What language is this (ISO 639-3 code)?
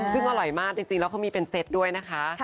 tha